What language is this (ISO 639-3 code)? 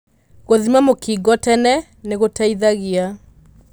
kik